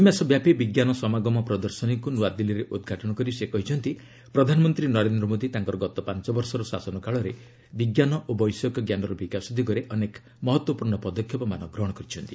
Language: Odia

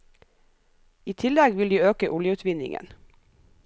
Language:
Norwegian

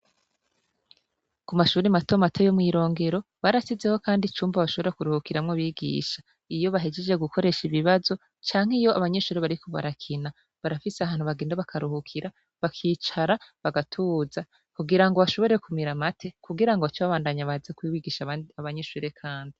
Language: Rundi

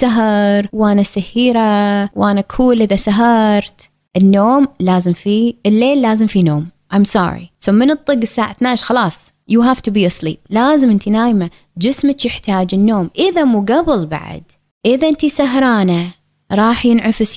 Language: Arabic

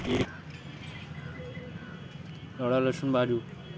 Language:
Maithili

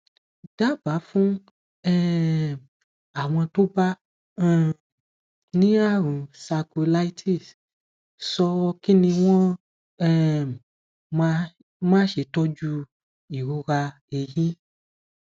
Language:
Yoruba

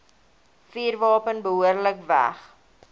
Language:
Afrikaans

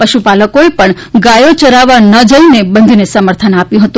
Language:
Gujarati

